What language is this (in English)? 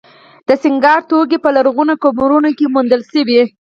Pashto